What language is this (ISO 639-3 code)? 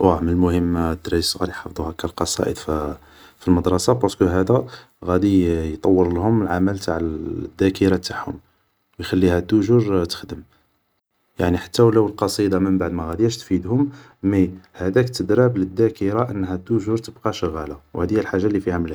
arq